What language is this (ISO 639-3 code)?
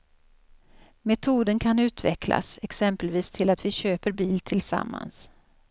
swe